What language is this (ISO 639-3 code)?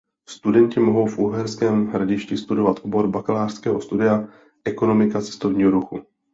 ces